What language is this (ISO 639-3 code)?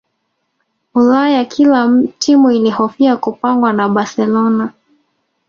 swa